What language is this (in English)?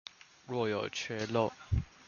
Chinese